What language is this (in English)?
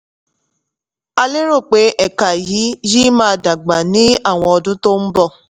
Yoruba